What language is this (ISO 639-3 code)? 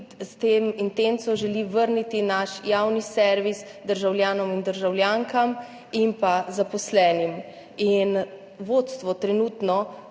slv